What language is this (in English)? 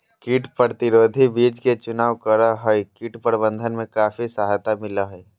Magahi